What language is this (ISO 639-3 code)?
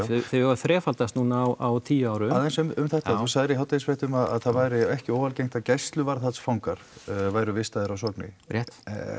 isl